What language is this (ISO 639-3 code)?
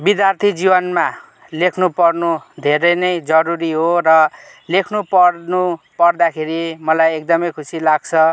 nep